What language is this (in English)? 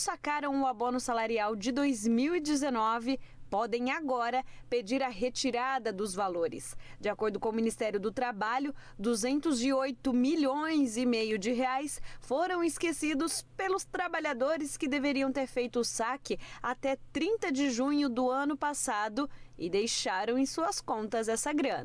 Portuguese